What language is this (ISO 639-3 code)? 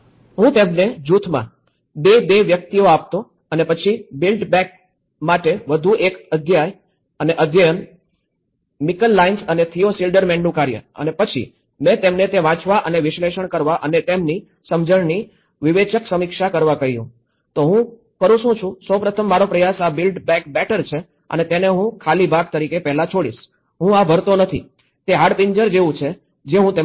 guj